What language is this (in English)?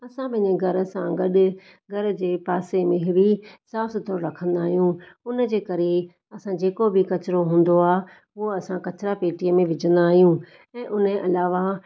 Sindhi